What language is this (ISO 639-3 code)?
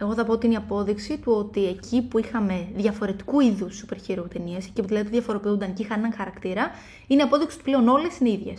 ell